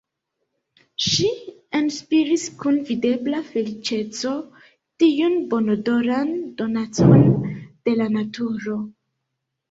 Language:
Esperanto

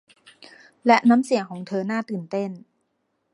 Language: Thai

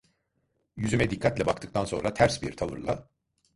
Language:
Turkish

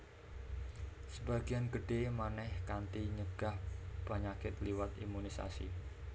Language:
Javanese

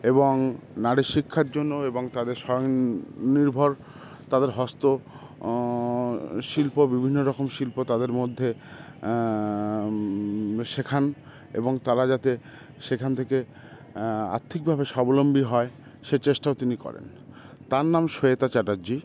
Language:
Bangla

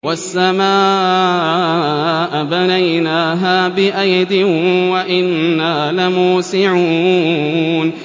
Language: Arabic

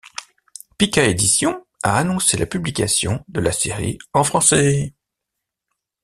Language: French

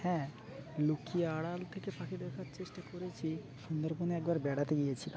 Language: Bangla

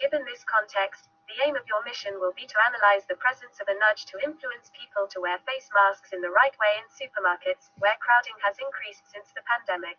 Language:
French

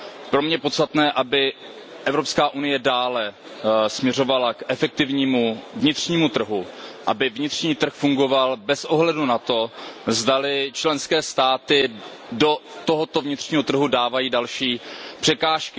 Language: Czech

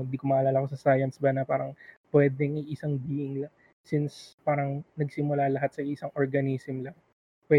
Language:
Filipino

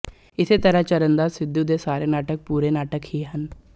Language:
Punjabi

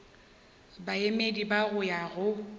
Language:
Northern Sotho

